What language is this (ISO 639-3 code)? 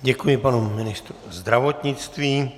ces